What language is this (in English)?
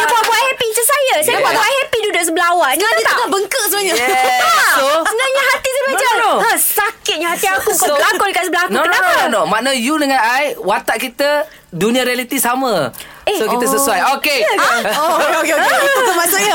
Malay